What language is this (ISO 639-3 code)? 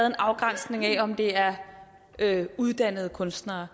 dan